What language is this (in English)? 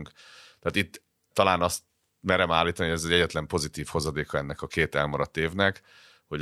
Hungarian